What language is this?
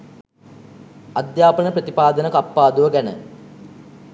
Sinhala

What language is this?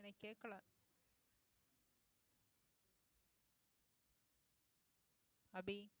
Tamil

